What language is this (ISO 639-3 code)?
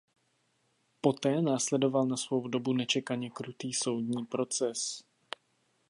ces